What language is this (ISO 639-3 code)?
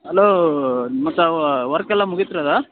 kan